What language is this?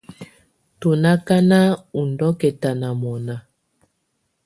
Tunen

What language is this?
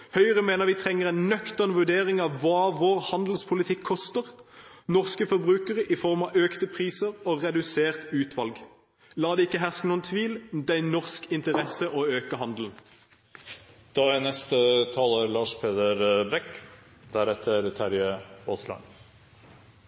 Norwegian Bokmål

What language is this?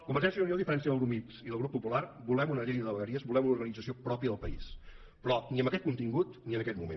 Catalan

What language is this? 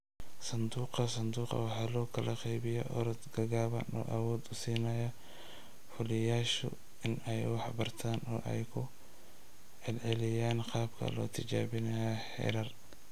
Somali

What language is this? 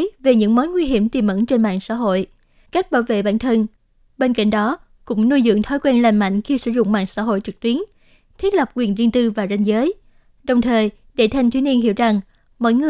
Vietnamese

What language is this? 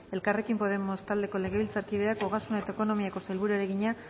Basque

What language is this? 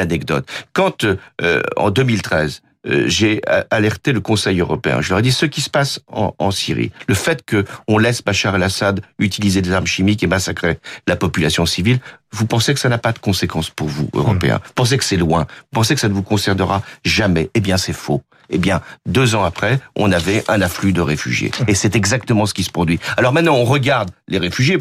French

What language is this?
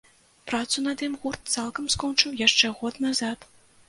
Belarusian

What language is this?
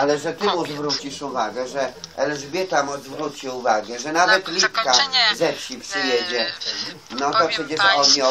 Polish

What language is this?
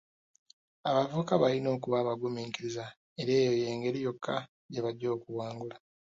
Ganda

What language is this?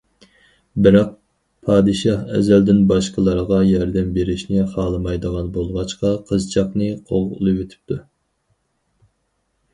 Uyghur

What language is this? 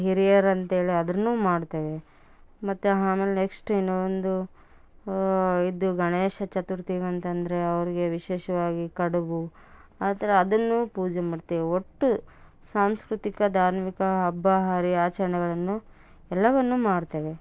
Kannada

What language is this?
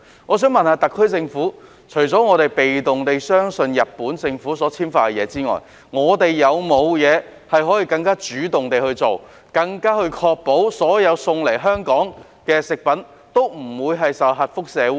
Cantonese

